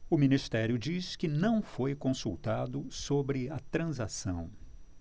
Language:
Portuguese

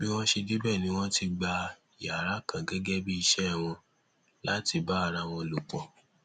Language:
Yoruba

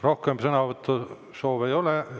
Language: Estonian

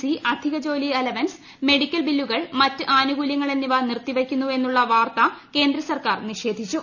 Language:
Malayalam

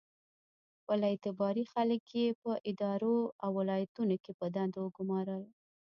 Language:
Pashto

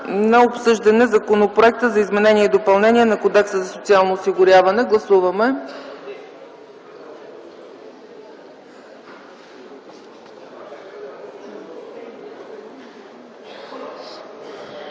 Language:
Bulgarian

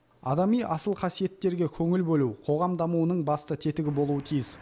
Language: Kazakh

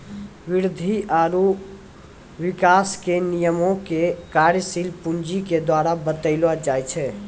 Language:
Maithili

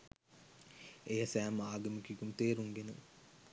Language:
Sinhala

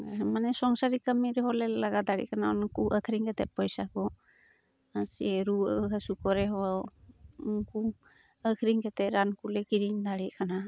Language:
Santali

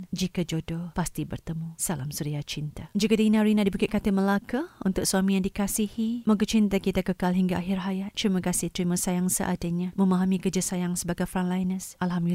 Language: Malay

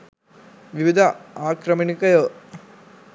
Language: Sinhala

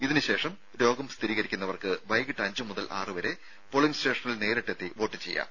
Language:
Malayalam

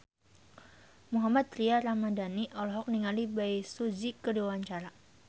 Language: Sundanese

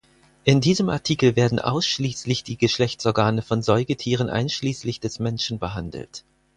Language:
German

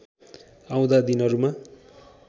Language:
Nepali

